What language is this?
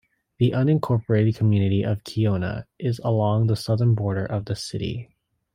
English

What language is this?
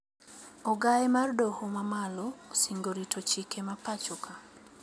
Luo (Kenya and Tanzania)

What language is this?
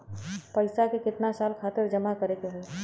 Bhojpuri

